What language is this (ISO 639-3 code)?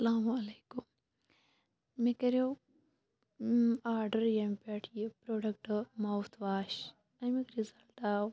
kas